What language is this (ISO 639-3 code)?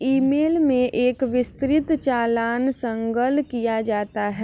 hin